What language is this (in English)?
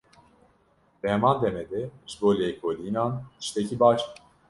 Kurdish